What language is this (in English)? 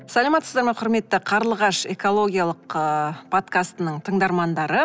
Kazakh